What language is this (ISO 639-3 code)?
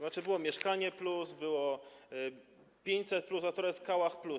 pol